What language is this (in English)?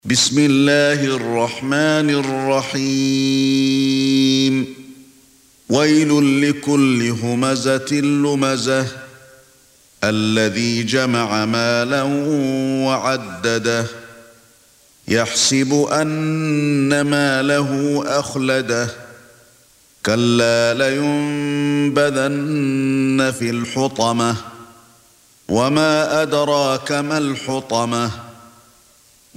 Arabic